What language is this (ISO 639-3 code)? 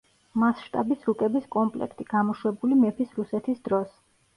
kat